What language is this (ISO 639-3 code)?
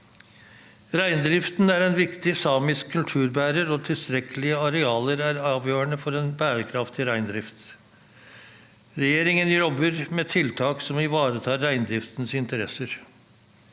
nor